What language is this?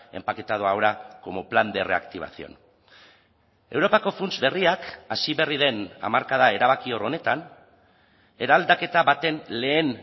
Basque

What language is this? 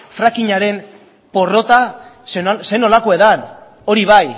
Basque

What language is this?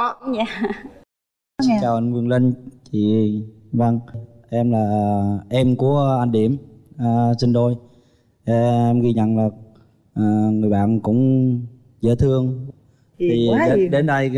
Vietnamese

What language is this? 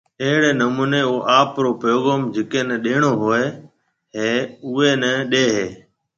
Marwari (Pakistan)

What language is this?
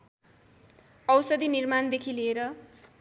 Nepali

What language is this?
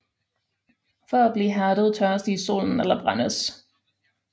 Danish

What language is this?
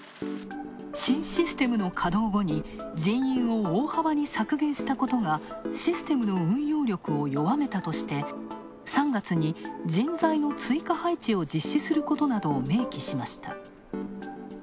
Japanese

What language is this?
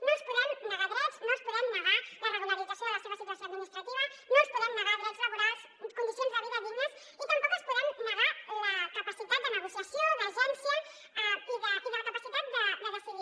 Catalan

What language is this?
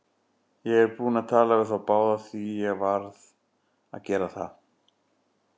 Icelandic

